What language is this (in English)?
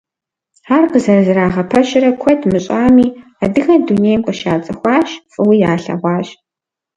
Kabardian